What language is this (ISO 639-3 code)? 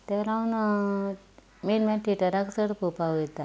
kok